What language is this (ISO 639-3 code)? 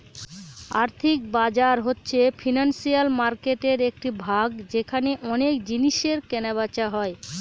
ben